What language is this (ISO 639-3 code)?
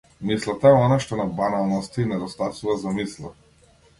mkd